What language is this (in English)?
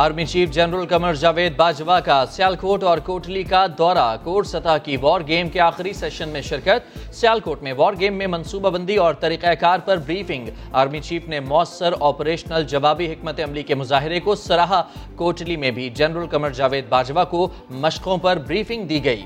Urdu